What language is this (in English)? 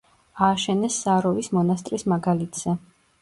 Georgian